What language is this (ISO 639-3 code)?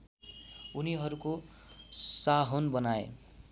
nep